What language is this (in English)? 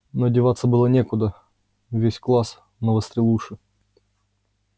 Russian